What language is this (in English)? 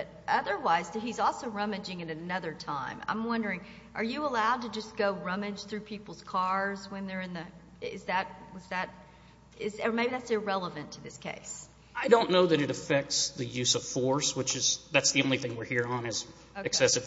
English